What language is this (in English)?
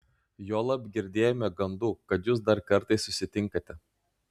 Lithuanian